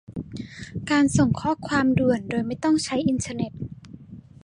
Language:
Thai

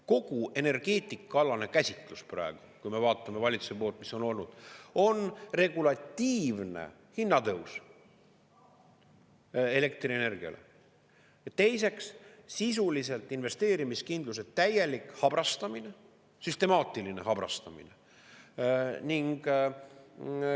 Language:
Estonian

